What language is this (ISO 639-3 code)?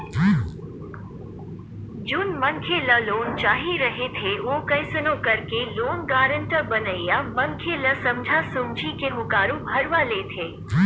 hne